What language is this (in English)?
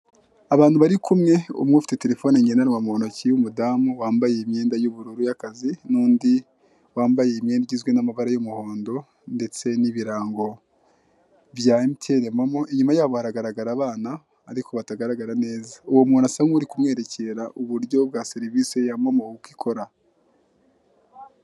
Kinyarwanda